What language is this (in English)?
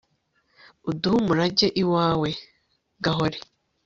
Kinyarwanda